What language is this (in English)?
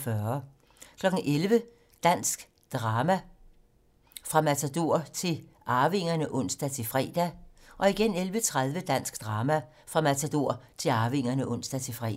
Danish